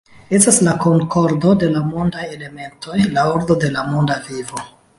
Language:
Esperanto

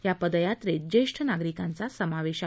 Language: Marathi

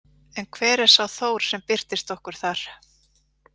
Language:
Icelandic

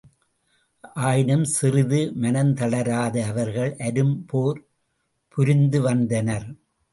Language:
Tamil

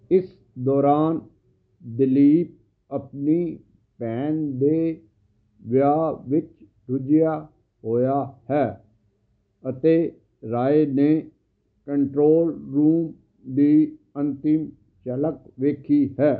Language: Punjabi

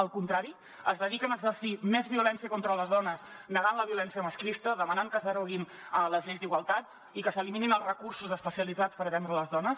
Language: Catalan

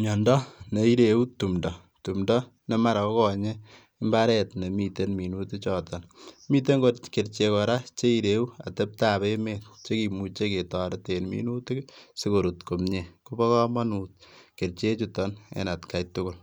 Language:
Kalenjin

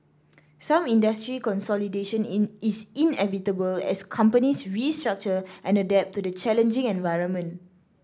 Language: English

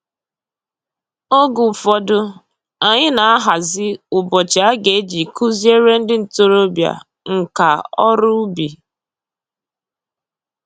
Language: Igbo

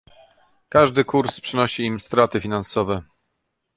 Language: Polish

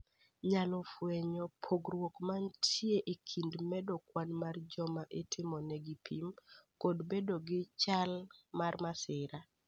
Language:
Luo (Kenya and Tanzania)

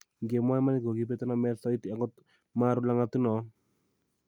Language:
Kalenjin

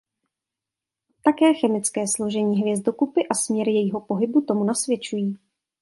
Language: Czech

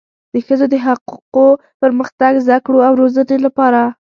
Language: Pashto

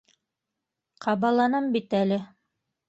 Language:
Bashkir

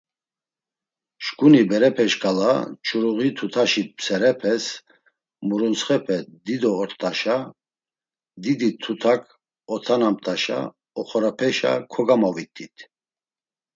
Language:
Laz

